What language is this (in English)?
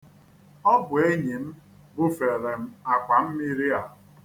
Igbo